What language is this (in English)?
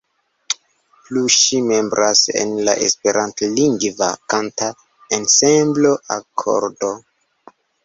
Esperanto